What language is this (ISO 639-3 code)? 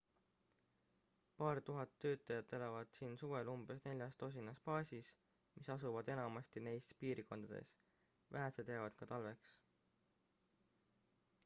est